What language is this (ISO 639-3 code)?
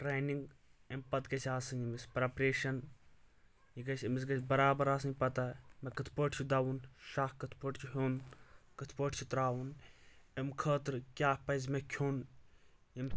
kas